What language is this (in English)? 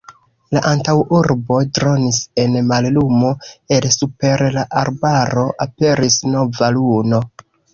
Esperanto